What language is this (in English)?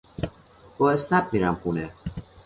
Persian